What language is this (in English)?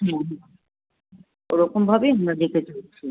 Bangla